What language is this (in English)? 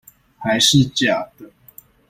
Chinese